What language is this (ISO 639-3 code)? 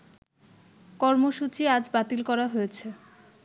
ben